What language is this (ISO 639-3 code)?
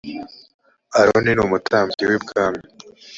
kin